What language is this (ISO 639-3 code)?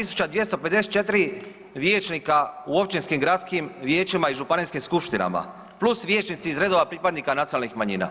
hrv